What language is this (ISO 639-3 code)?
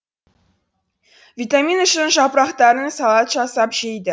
kaz